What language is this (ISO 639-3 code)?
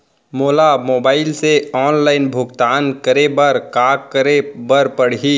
hne